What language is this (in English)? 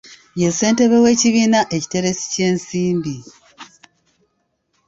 Ganda